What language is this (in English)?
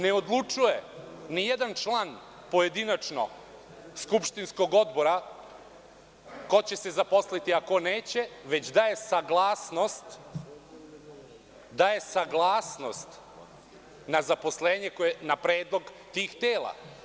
Serbian